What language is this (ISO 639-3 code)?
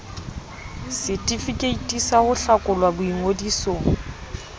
sot